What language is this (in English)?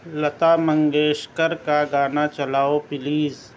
Urdu